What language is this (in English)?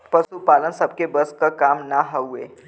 Bhojpuri